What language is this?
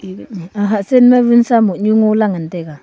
Wancho Naga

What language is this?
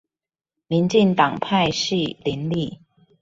Chinese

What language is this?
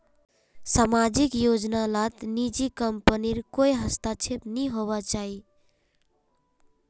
Magahi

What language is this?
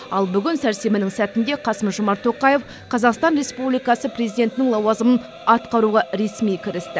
Kazakh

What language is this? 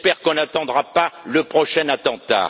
French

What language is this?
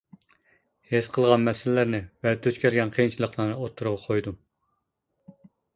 Uyghur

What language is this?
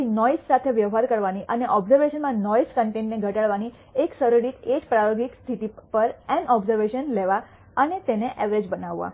Gujarati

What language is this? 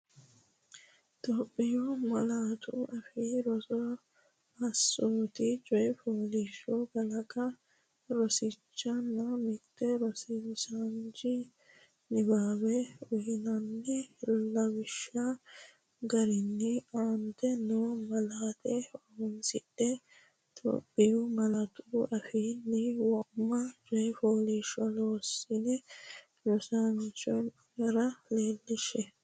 Sidamo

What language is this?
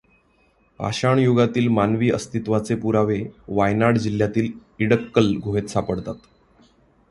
Marathi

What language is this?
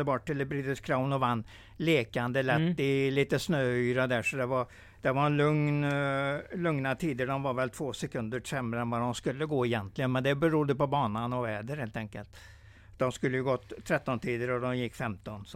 Swedish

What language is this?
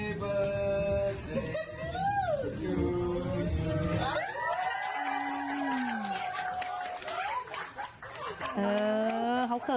Thai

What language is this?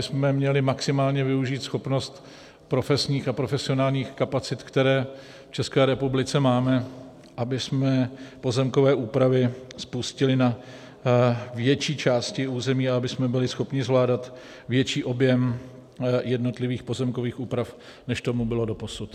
Czech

